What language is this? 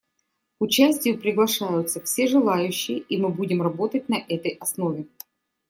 Russian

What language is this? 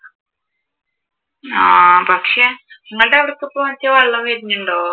Malayalam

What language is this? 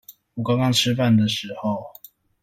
Chinese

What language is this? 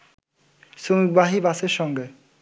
Bangla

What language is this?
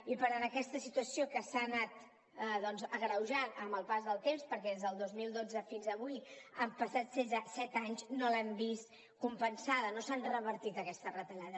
Catalan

